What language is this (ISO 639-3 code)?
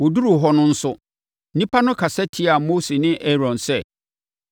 aka